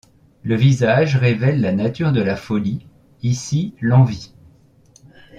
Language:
French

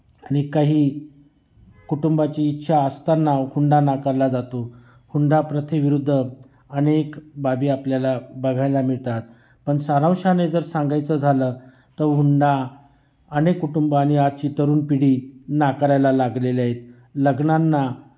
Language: Marathi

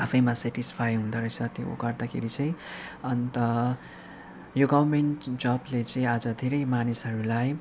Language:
Nepali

